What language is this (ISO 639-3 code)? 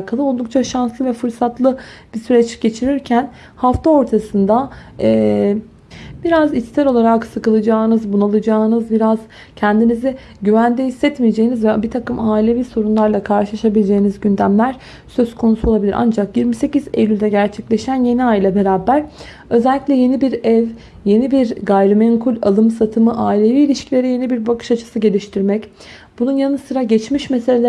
tur